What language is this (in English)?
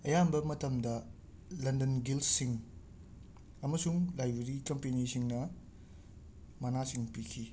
Manipuri